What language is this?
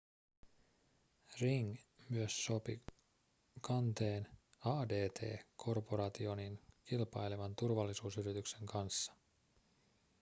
Finnish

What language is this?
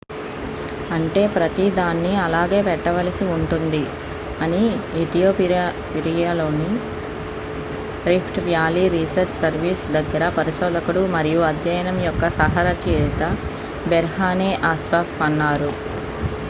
Telugu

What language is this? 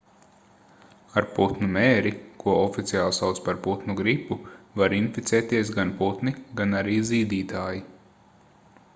Latvian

